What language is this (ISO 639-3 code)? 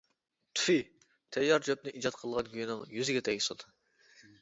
uig